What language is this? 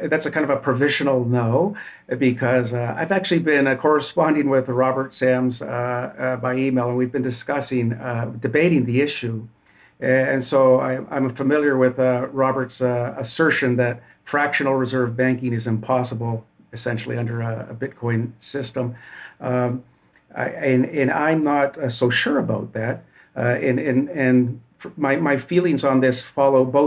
English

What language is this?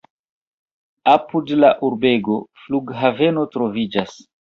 Esperanto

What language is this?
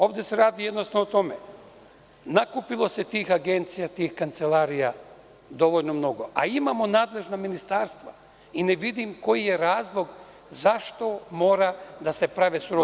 Serbian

